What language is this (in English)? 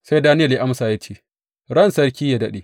Hausa